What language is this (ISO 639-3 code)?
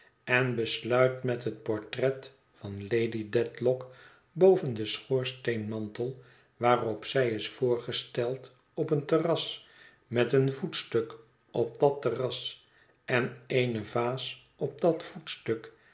nld